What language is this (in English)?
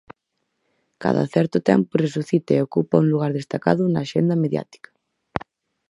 Galician